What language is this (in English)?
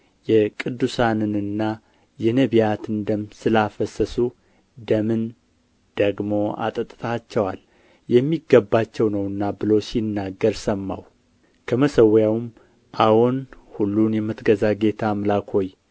Amharic